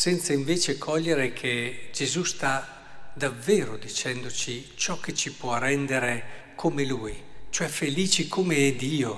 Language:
Italian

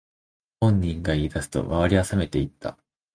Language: Japanese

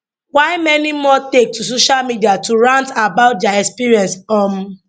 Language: Nigerian Pidgin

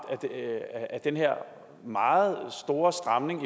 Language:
Danish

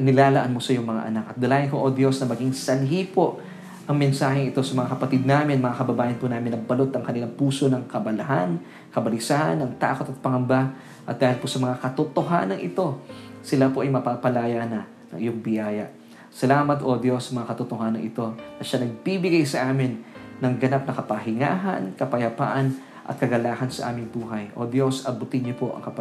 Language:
Filipino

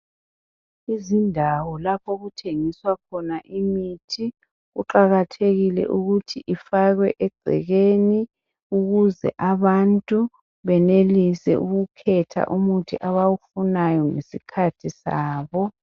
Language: North Ndebele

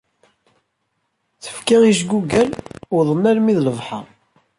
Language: Kabyle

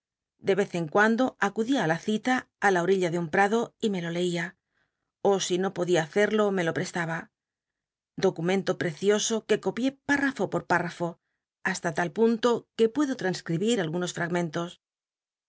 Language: Spanish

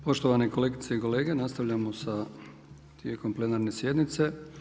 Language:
Croatian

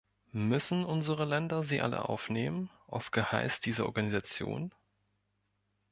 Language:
German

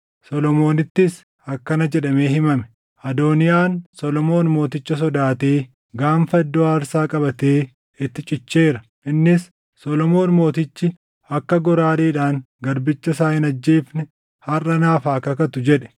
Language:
Oromo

